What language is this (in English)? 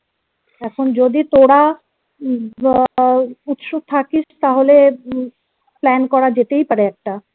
Bangla